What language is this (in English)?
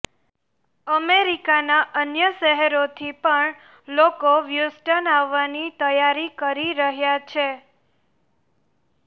Gujarati